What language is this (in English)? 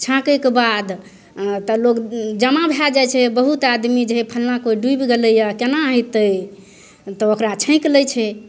Maithili